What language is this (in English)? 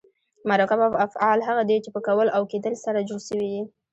Pashto